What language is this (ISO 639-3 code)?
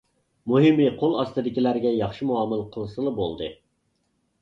uig